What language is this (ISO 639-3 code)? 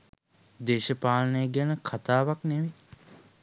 sin